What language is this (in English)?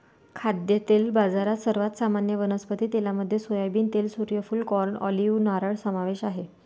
Marathi